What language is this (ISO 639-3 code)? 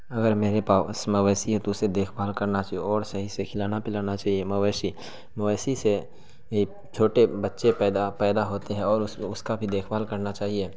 urd